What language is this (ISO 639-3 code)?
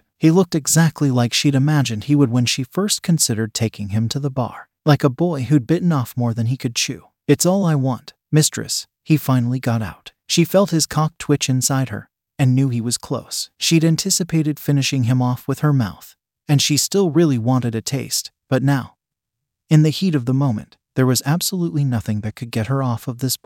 eng